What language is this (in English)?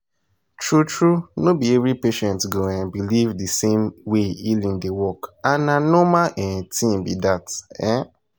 Nigerian Pidgin